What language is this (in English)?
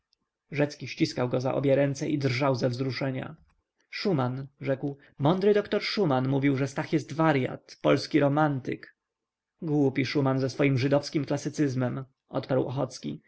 Polish